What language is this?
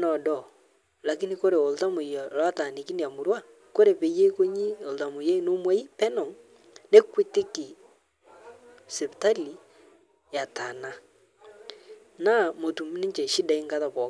Masai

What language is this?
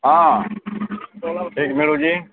Odia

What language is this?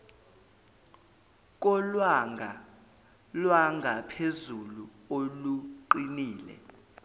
Zulu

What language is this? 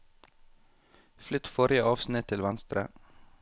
Norwegian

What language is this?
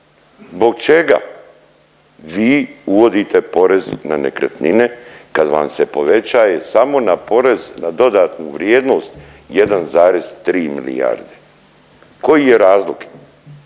Croatian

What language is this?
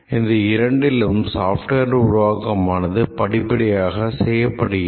Tamil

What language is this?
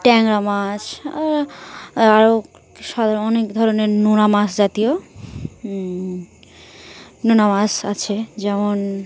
Bangla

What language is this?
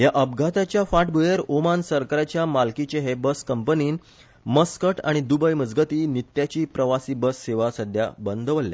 Konkani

